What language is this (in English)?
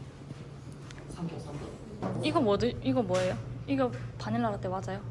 Korean